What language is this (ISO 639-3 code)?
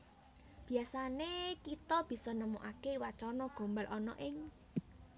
jav